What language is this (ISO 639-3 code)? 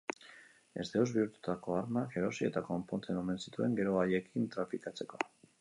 eus